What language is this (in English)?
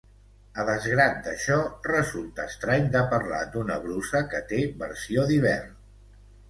Catalan